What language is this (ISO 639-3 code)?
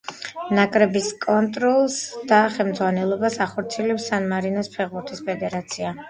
kat